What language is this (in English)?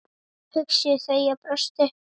Icelandic